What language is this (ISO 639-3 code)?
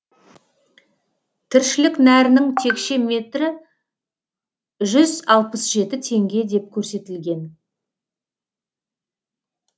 kaz